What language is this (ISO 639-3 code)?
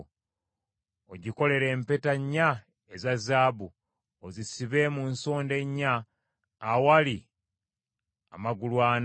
lug